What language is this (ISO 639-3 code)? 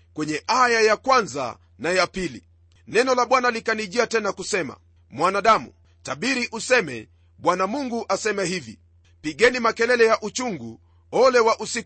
swa